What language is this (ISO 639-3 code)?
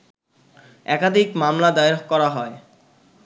ben